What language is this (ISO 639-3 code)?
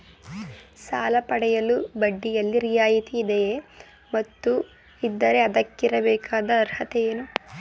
kan